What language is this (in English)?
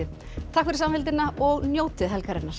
Icelandic